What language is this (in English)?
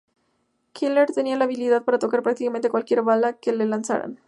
Spanish